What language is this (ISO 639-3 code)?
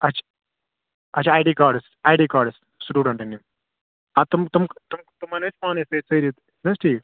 kas